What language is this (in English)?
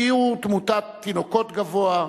Hebrew